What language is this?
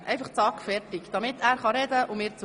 Swiss German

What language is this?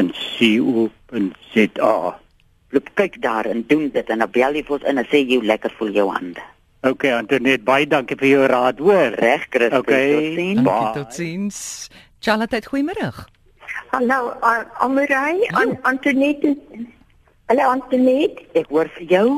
Dutch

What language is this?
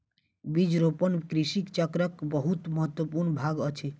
Maithili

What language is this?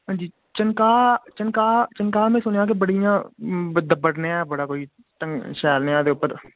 Dogri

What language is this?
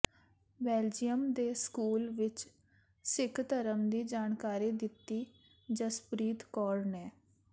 Punjabi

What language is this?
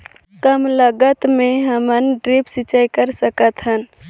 Chhattisgarhi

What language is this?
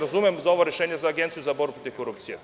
Serbian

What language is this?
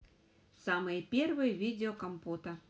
Russian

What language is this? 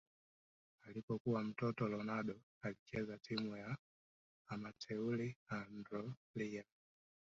Swahili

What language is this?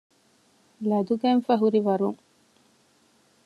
Divehi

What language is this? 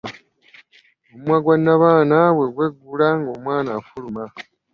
Ganda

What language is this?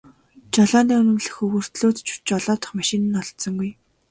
Mongolian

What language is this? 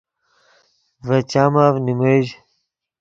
Yidgha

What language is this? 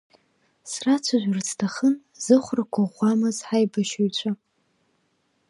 Abkhazian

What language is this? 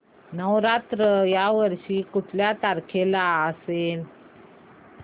Marathi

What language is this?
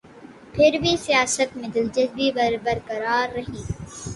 Urdu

